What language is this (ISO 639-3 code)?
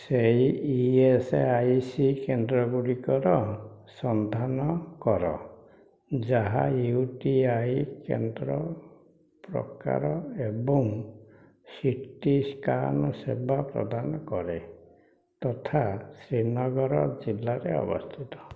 ori